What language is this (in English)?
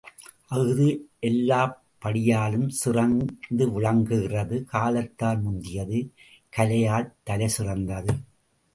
Tamil